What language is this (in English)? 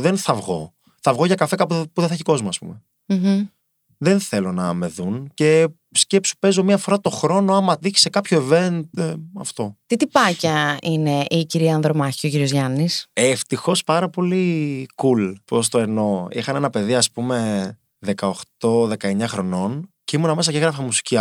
Greek